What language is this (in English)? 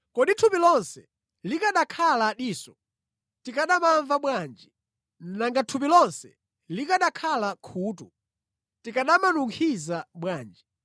Nyanja